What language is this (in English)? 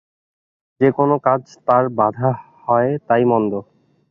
Bangla